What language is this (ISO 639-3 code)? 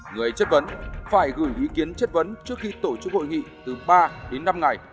vie